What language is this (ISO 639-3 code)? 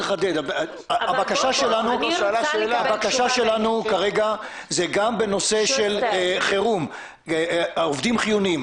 heb